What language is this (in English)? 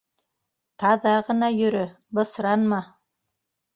Bashkir